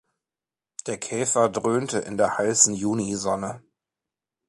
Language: German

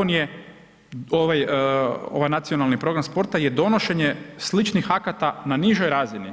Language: Croatian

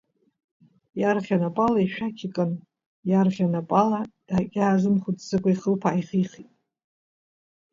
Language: Abkhazian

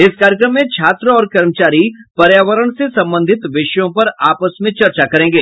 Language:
Hindi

